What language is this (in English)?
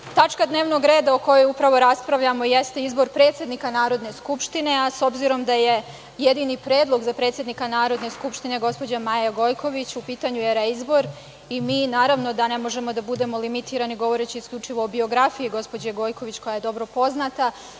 Serbian